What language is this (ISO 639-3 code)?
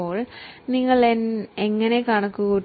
mal